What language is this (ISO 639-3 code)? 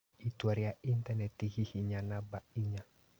kik